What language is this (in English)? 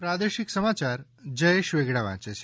Gujarati